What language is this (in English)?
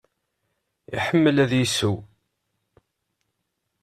Kabyle